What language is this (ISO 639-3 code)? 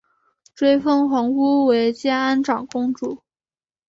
zho